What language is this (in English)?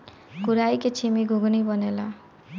Bhojpuri